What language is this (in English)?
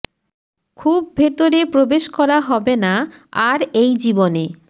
Bangla